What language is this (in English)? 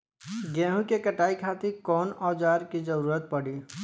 Bhojpuri